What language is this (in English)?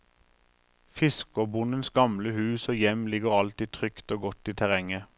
Norwegian